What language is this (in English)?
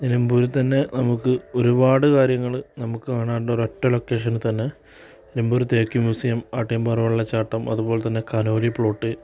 Malayalam